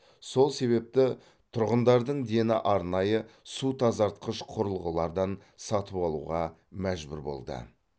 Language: Kazakh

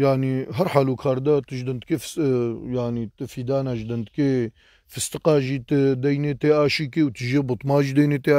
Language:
Turkish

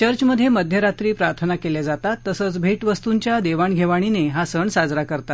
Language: Marathi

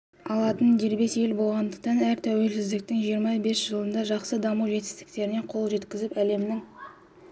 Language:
Kazakh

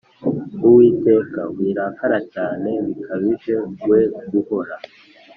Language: Kinyarwanda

